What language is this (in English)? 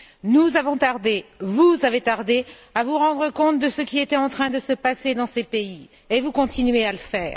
French